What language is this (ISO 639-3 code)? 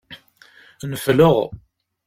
kab